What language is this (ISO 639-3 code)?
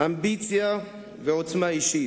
heb